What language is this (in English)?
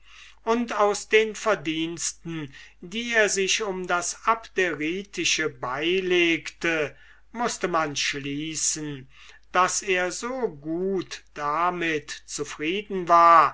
German